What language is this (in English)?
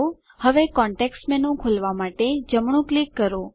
Gujarati